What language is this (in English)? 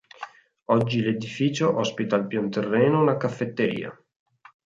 Italian